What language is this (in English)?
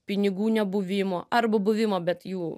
Lithuanian